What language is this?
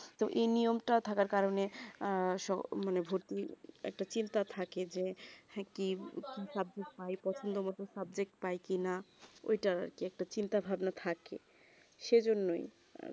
Bangla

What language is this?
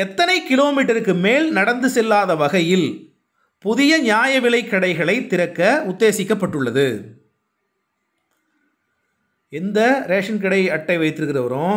Hindi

